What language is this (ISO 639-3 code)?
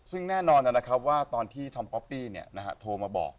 tha